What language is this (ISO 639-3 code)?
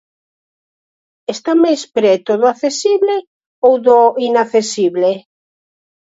glg